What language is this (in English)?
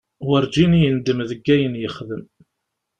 Kabyle